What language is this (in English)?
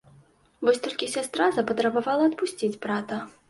Belarusian